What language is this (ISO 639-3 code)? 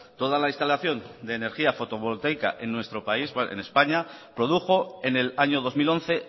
spa